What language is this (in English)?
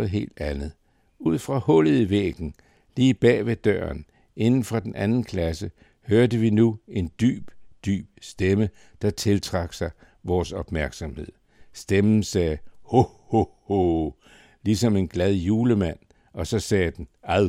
Danish